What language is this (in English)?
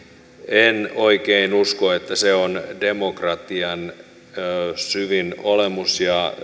Finnish